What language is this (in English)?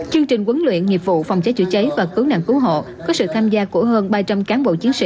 Vietnamese